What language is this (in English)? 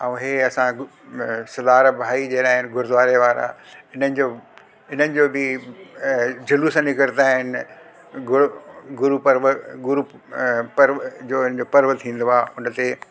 Sindhi